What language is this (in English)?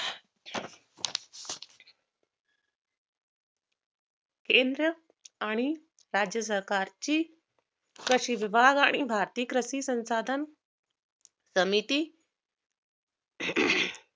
Marathi